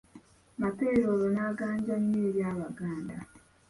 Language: Ganda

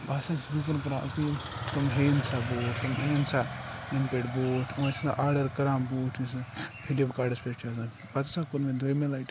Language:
Kashmiri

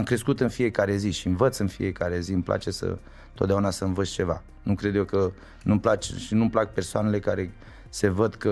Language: Romanian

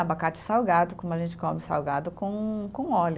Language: Portuguese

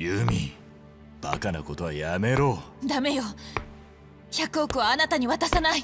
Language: Japanese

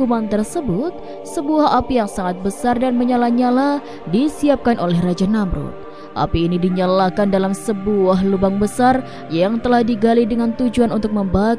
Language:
Indonesian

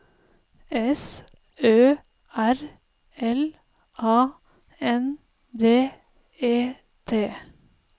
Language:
Norwegian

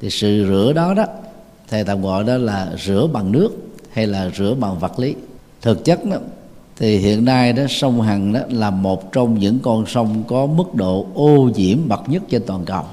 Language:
Vietnamese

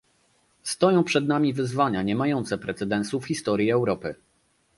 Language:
Polish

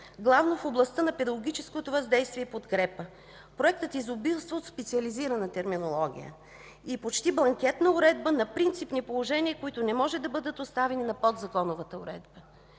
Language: Bulgarian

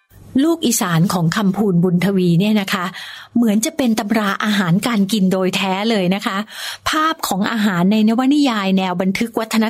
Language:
Thai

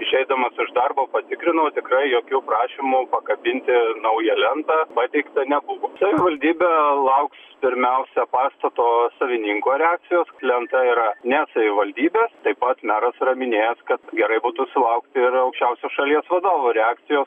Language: Lithuanian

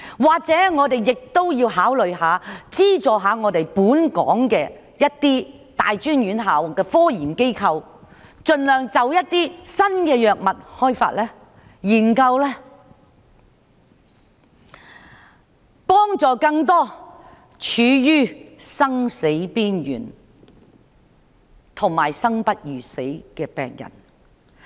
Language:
Cantonese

